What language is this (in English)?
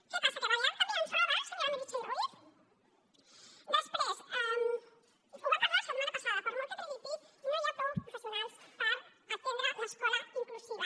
Catalan